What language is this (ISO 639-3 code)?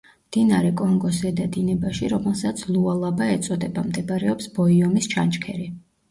kat